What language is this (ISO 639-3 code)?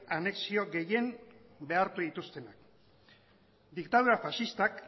eus